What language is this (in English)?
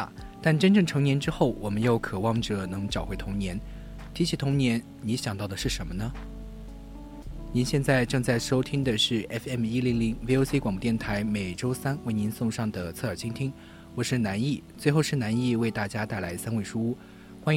Chinese